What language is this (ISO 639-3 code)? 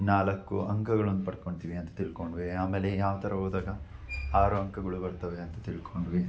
kan